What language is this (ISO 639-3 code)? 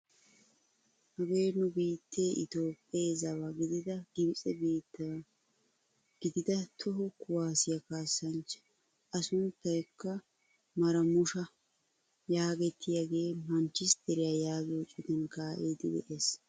wal